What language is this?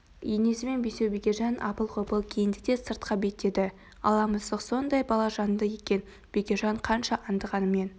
Kazakh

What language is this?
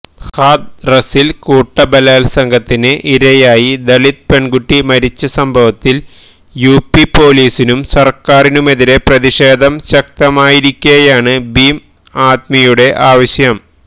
Malayalam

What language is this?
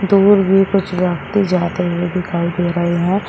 Hindi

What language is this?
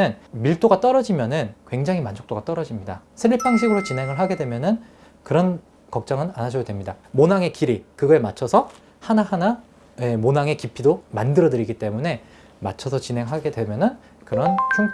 Korean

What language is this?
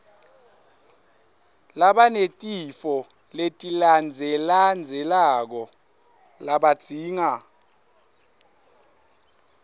Swati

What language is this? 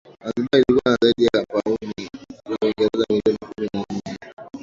Swahili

